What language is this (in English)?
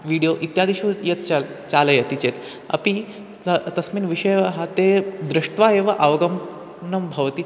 Sanskrit